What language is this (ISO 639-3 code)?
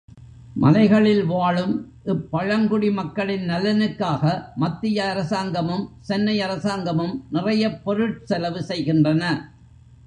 tam